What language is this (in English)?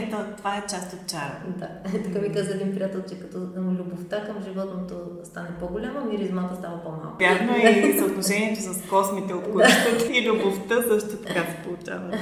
Bulgarian